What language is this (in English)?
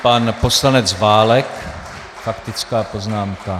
Czech